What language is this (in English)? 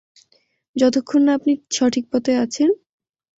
Bangla